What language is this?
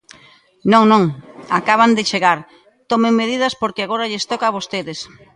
Galician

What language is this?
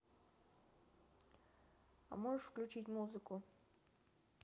Russian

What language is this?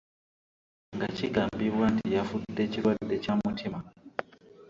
Ganda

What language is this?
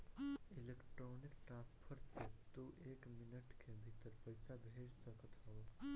Bhojpuri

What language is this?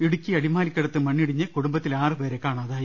Malayalam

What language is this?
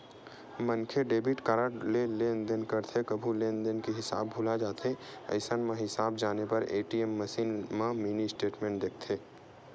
Chhattisgarhi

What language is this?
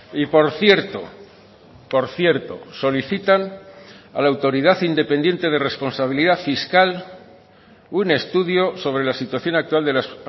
Spanish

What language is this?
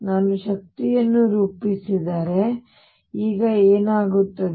Kannada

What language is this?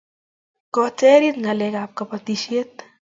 Kalenjin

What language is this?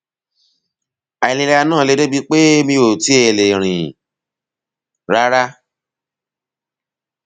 Yoruba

